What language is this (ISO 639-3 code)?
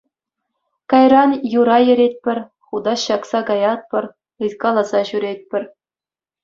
chv